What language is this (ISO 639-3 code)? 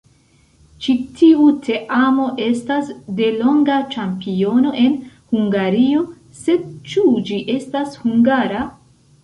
epo